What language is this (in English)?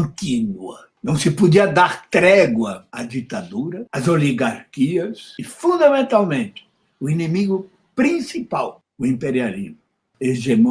Portuguese